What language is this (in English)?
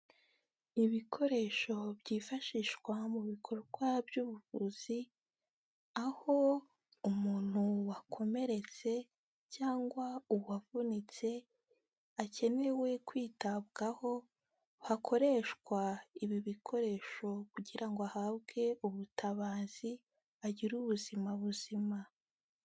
Kinyarwanda